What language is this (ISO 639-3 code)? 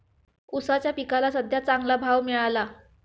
mar